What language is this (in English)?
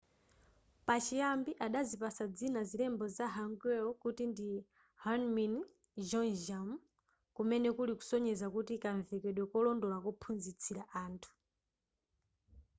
Nyanja